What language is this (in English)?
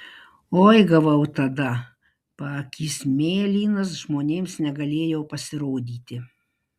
Lithuanian